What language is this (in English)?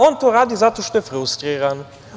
Serbian